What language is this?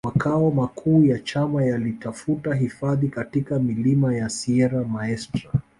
Swahili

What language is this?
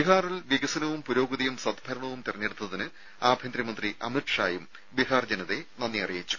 Malayalam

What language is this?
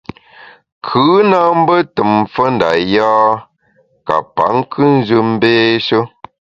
Bamun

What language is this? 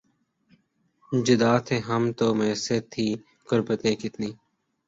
Urdu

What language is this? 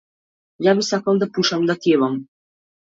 Macedonian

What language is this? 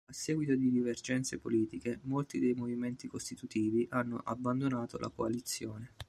Italian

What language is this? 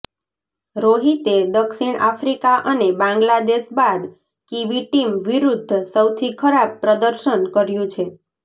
Gujarati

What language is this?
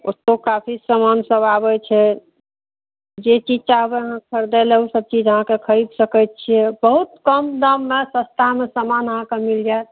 Maithili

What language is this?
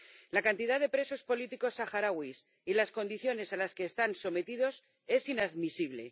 Spanish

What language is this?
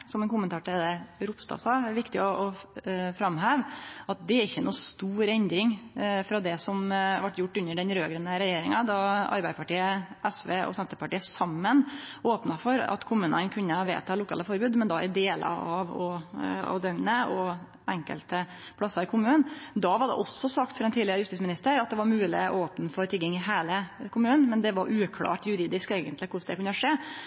Norwegian Nynorsk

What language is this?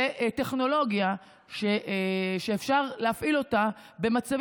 Hebrew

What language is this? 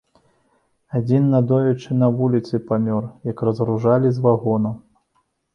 Belarusian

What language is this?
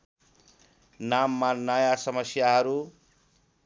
Nepali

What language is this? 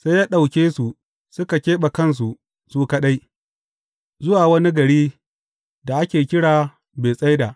Hausa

